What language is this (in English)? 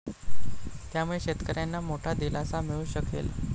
Marathi